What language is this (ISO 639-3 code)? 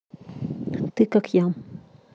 rus